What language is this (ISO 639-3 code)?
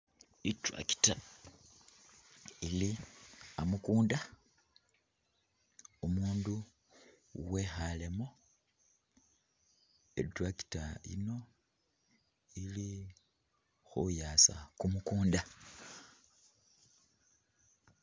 myx